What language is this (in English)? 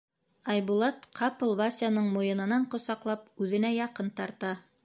Bashkir